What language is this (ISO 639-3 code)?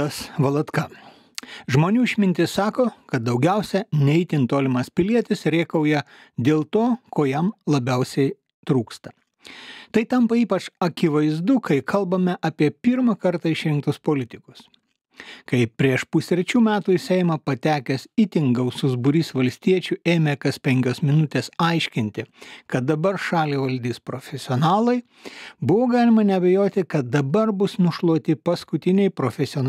lit